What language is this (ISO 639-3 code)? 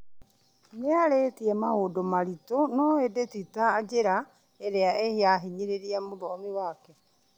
kik